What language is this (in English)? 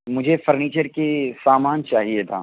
Urdu